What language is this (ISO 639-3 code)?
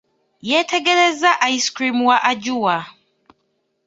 lug